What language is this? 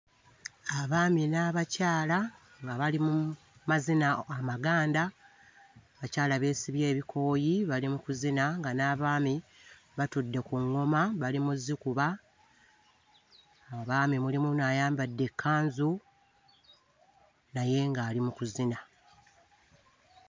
Ganda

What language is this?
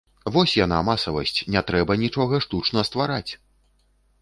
Belarusian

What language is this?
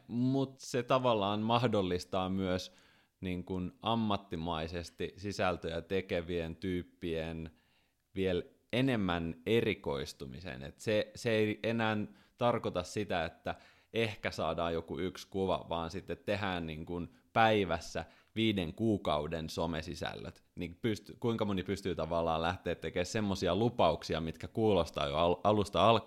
Finnish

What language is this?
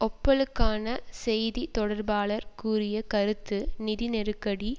Tamil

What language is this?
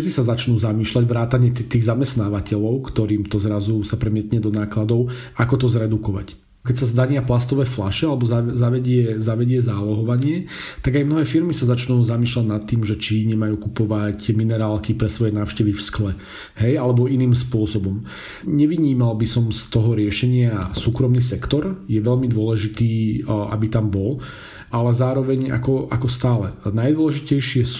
Slovak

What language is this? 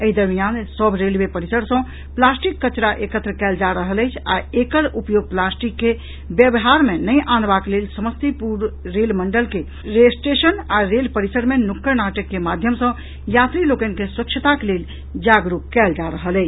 Maithili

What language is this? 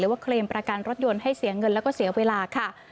Thai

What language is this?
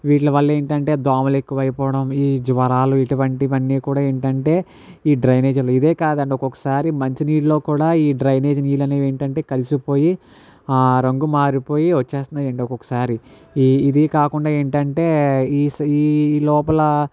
Telugu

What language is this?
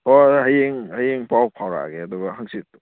Manipuri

